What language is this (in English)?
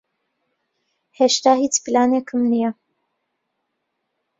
Central Kurdish